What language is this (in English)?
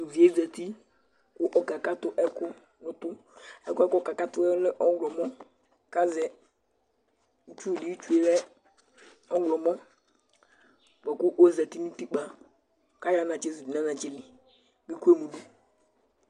Ikposo